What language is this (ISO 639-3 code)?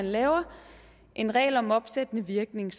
dan